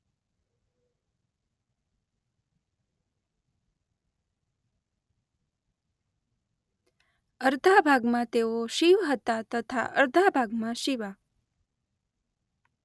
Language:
Gujarati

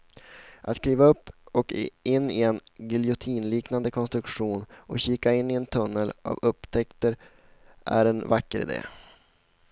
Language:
Swedish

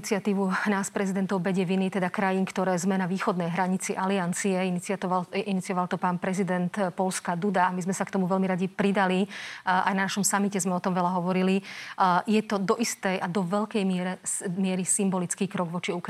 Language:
Slovak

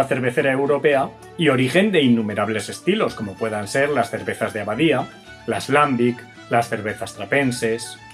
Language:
Spanish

